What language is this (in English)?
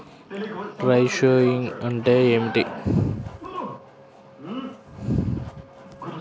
Telugu